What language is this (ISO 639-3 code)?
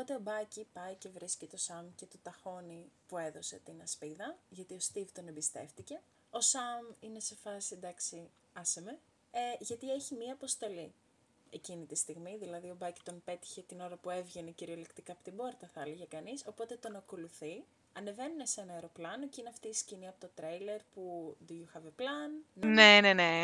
ell